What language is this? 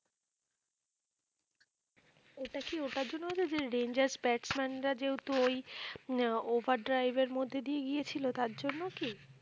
Bangla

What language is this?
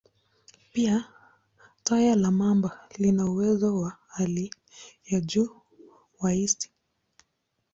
Swahili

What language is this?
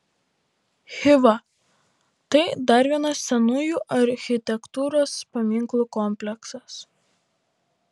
Lithuanian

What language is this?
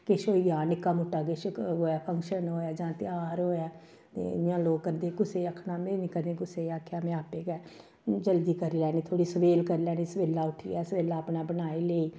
Dogri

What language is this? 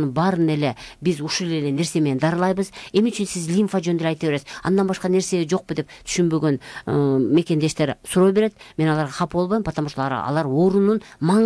Turkish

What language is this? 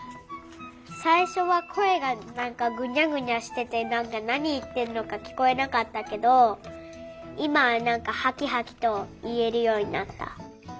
Japanese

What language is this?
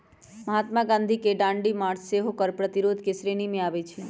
Magahi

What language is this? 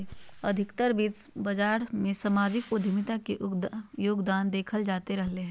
Magahi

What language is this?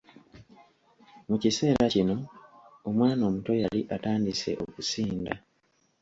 Ganda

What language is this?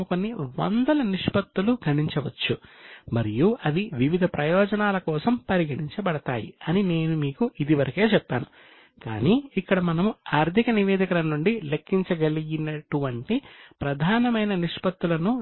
Telugu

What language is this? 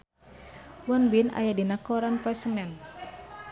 Sundanese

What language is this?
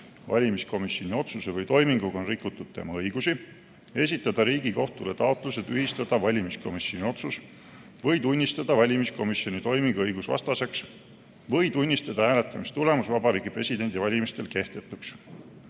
Estonian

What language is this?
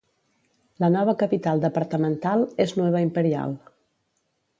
Catalan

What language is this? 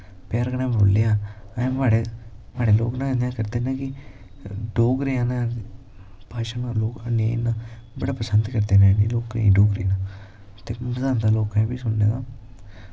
Dogri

